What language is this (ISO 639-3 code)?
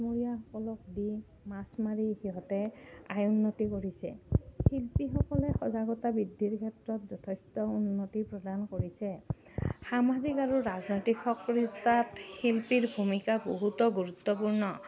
asm